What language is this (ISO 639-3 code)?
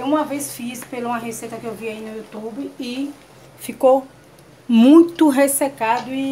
por